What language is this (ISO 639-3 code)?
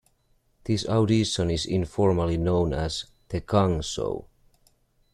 eng